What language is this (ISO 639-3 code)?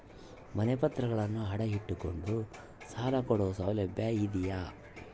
kan